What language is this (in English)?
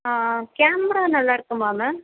Tamil